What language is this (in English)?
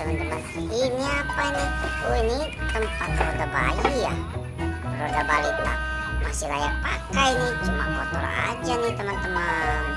Indonesian